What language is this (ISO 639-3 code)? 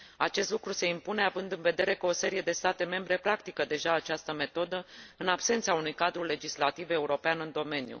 ron